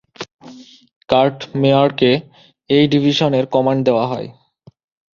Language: Bangla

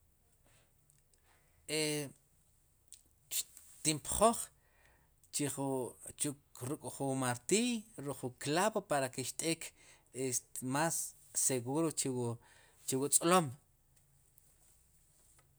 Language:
Sipacapense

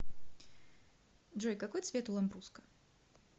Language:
Russian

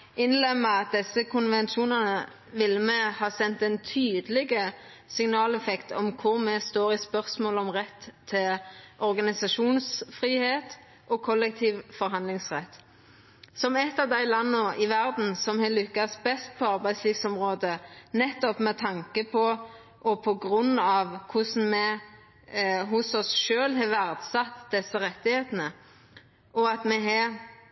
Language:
Norwegian Nynorsk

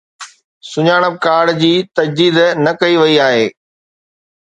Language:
Sindhi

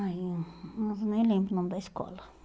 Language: Portuguese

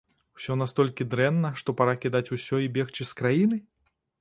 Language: Belarusian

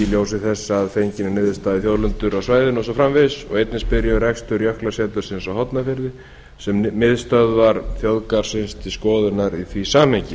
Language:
Icelandic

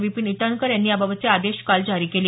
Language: Marathi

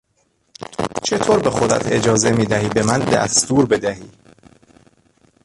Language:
Persian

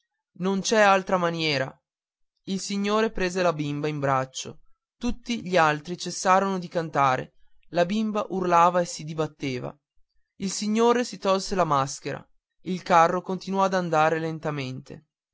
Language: Italian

